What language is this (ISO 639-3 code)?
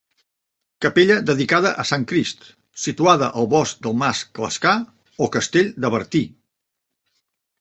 cat